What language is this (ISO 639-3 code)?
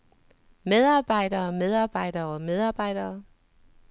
dan